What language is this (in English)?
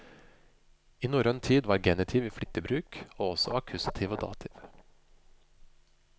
Norwegian